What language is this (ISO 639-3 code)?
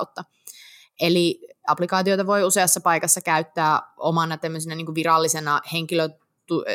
fin